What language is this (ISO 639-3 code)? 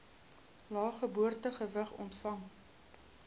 afr